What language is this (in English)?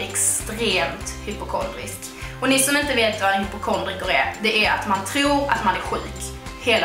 Swedish